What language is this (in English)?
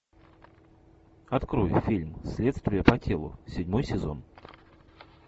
Russian